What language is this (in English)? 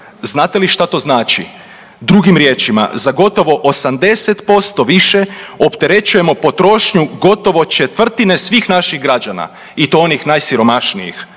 Croatian